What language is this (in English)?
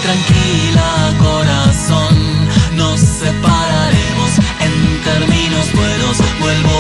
Spanish